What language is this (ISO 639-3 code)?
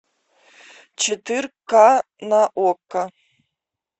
rus